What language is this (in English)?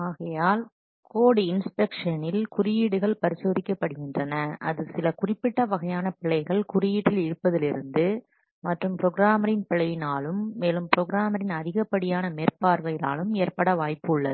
Tamil